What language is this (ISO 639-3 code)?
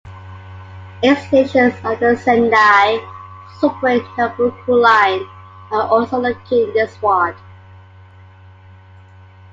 eng